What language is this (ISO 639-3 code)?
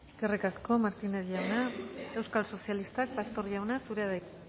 eus